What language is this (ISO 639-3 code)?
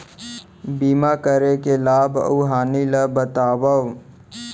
hne